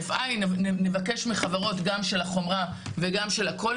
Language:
Hebrew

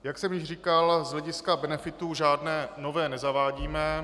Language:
Czech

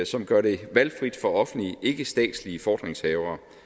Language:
Danish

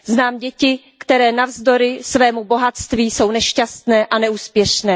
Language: Czech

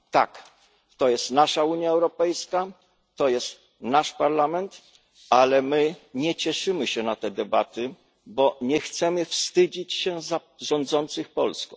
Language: Polish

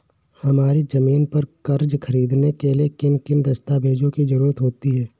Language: Hindi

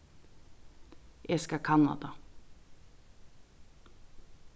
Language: Faroese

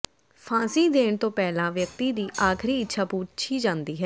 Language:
Punjabi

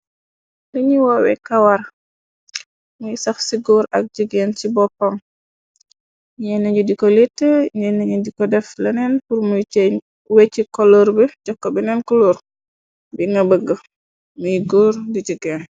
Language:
Wolof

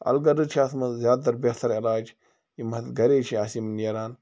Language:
Kashmiri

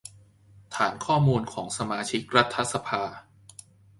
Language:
Thai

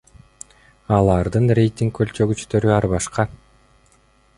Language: Kyrgyz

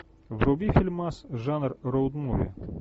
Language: Russian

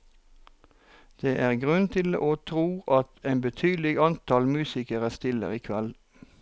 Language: Norwegian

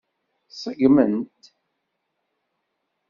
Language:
Kabyle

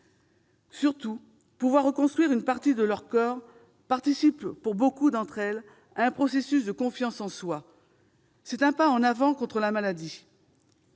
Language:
French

